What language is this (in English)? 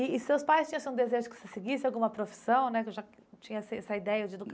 Portuguese